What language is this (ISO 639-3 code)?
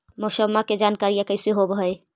mag